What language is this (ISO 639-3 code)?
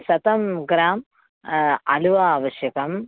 san